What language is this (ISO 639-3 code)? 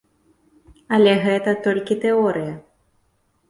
bel